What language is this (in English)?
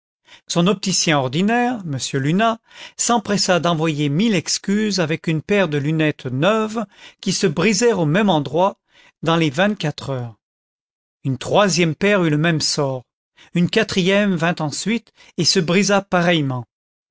French